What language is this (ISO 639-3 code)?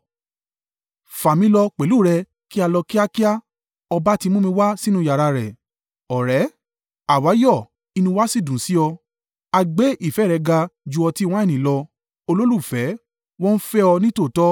yor